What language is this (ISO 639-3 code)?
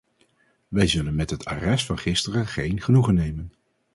nld